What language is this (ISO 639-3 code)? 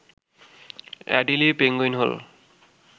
ben